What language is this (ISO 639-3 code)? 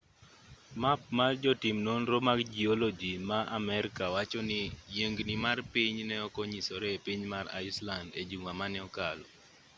luo